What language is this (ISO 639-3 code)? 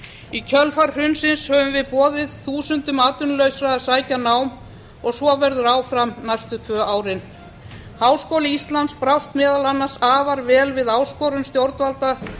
isl